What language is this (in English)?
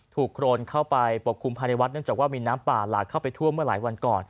Thai